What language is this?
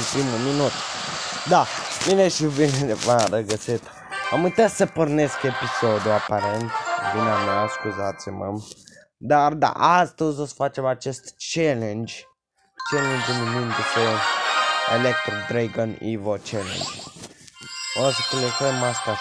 Romanian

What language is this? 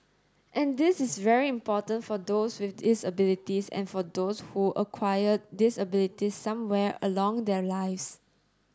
English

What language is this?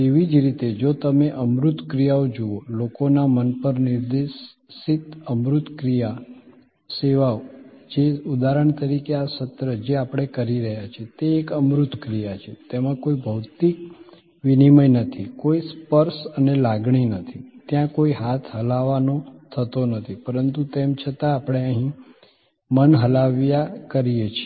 Gujarati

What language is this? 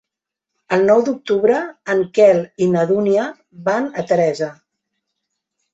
Catalan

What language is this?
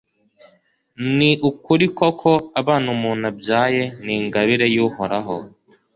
Kinyarwanda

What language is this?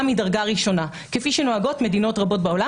Hebrew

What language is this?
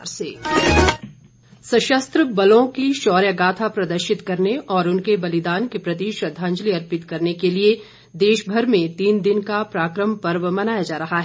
Hindi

